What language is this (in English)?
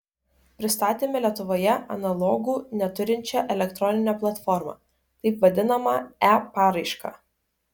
Lithuanian